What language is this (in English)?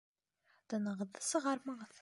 Bashkir